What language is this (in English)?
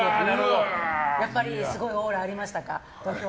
Japanese